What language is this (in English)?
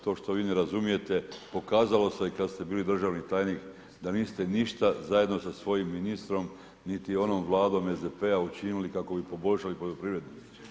Croatian